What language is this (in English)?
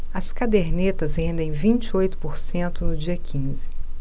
Portuguese